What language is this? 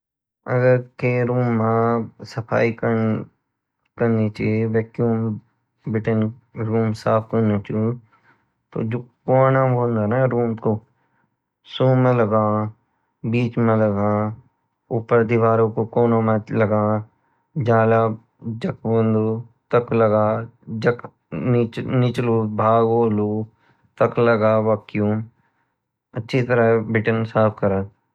Garhwali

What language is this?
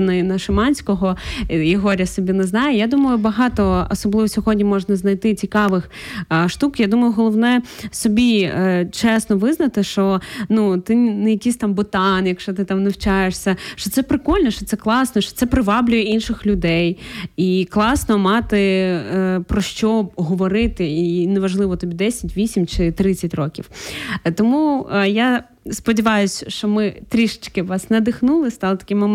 Ukrainian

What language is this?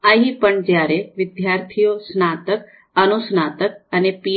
Gujarati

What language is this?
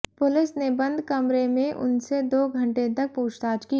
Hindi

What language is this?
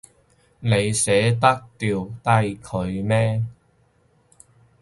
Cantonese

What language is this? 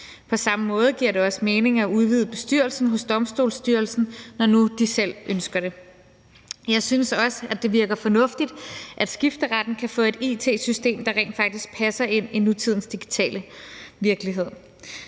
Danish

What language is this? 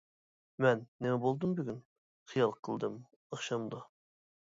Uyghur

